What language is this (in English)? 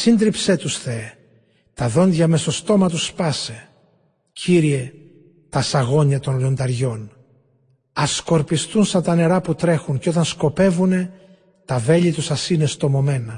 Greek